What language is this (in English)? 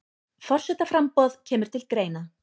Icelandic